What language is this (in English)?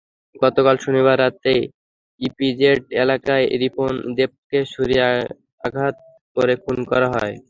Bangla